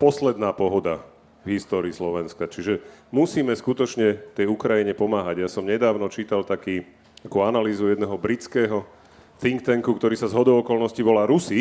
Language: Slovak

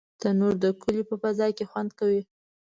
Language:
Pashto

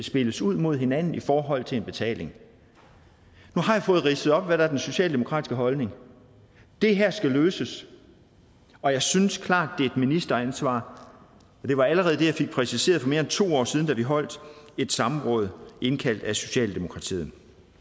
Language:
Danish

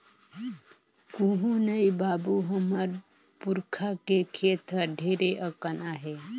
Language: Chhattisgarhi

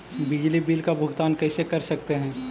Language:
Magahi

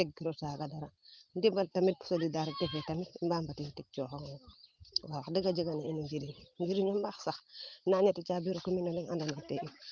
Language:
Serer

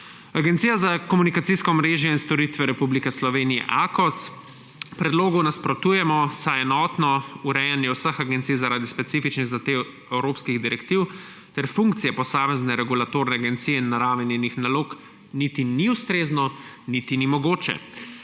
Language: Slovenian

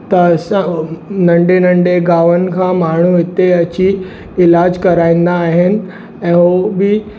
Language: Sindhi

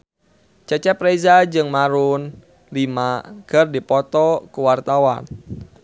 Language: Sundanese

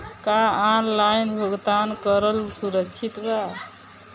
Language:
Bhojpuri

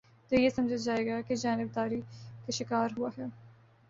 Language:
Urdu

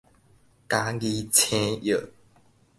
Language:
Min Nan Chinese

